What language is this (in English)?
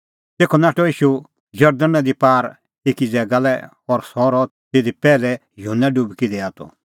Kullu Pahari